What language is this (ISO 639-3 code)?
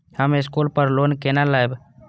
mai